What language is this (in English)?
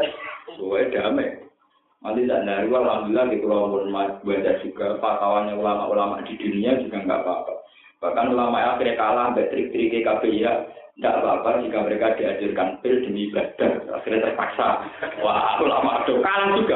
Indonesian